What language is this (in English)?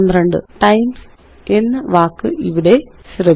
Malayalam